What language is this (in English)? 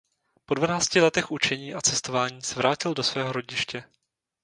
Czech